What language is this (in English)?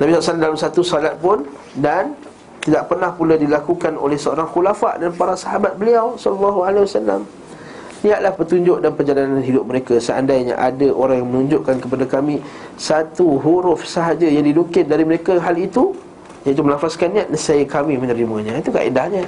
Malay